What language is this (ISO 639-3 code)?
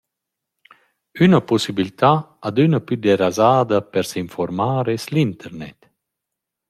roh